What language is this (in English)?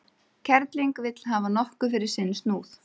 Icelandic